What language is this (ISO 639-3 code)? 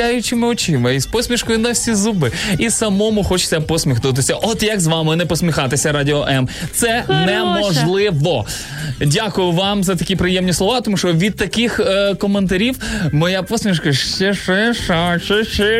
ukr